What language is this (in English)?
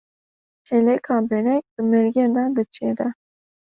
Kurdish